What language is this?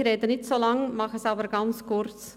Swiss German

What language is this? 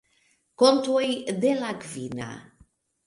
Esperanto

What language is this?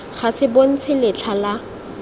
Tswana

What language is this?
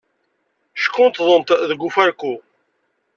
Kabyle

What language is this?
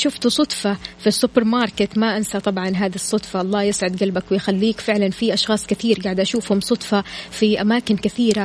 Arabic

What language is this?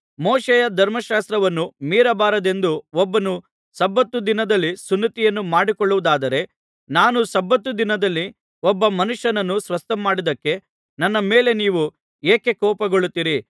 Kannada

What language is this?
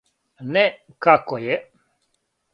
Serbian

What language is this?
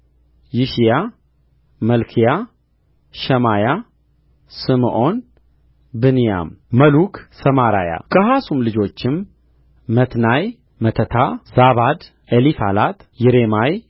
Amharic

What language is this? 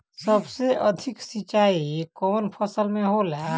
Bhojpuri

